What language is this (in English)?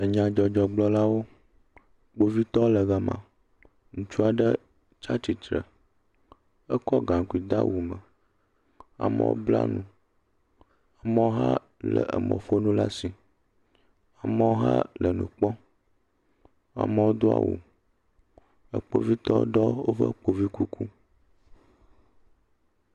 Ewe